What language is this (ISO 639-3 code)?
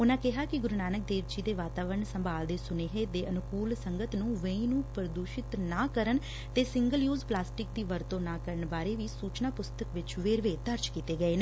pan